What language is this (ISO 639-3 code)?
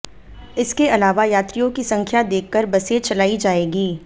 hin